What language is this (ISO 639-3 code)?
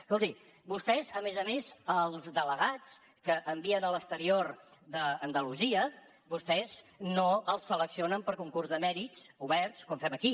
cat